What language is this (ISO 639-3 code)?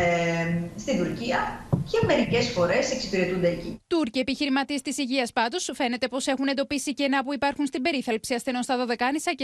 ell